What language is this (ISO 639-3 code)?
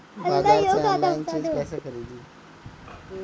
bho